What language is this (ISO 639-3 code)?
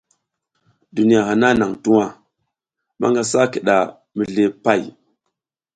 giz